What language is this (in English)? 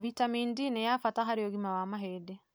Kikuyu